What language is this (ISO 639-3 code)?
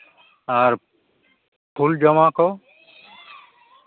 sat